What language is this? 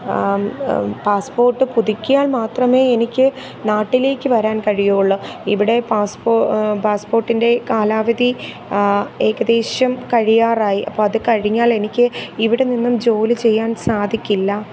Malayalam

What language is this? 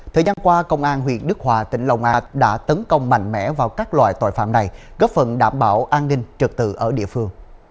Vietnamese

